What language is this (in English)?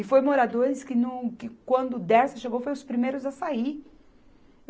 Portuguese